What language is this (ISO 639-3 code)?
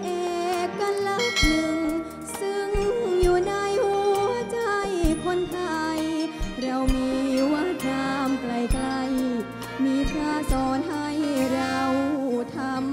tha